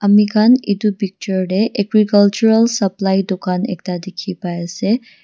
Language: Naga Pidgin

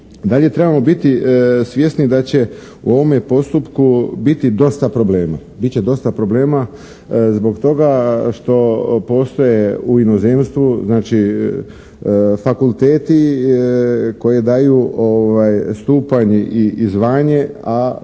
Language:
Croatian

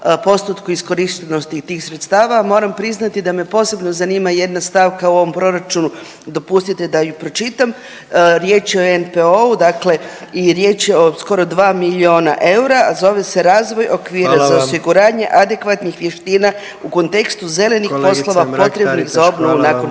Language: Croatian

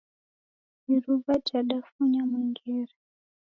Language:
Taita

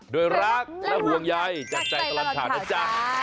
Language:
Thai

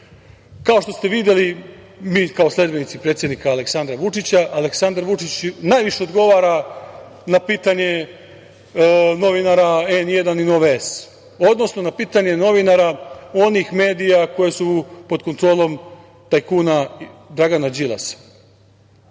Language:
Serbian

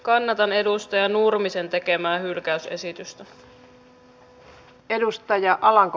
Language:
Finnish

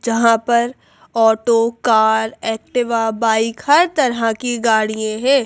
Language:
Hindi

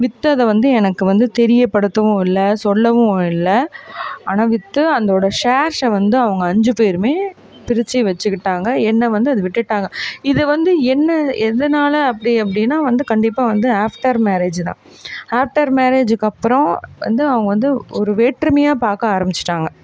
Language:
Tamil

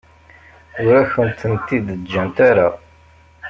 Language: Kabyle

